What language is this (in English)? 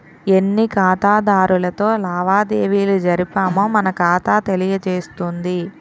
Telugu